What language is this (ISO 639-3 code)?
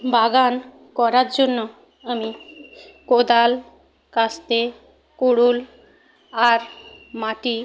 ben